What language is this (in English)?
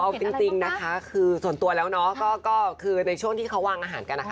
Thai